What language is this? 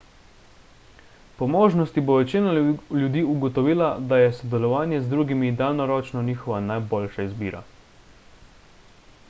Slovenian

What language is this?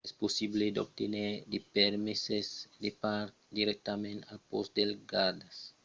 Occitan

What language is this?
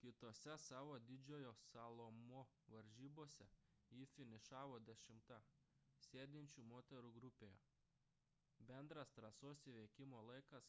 Lithuanian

